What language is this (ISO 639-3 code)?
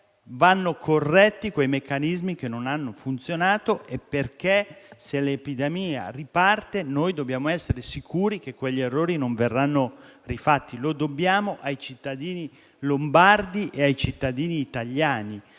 ita